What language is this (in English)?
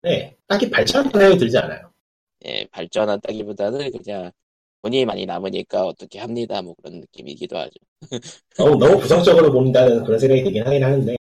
Korean